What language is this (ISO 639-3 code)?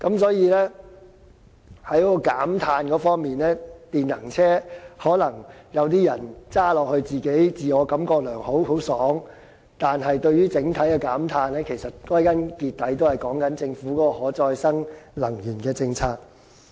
yue